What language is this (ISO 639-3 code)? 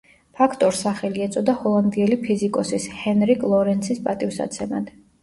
kat